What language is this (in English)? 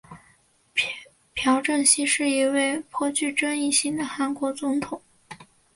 Chinese